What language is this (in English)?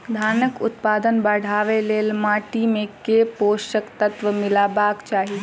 Maithili